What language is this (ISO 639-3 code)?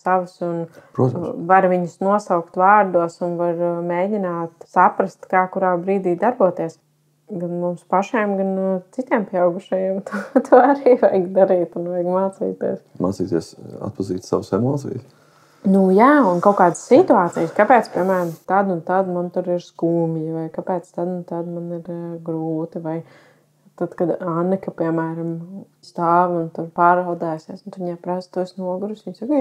lav